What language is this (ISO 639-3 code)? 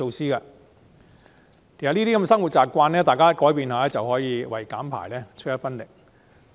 yue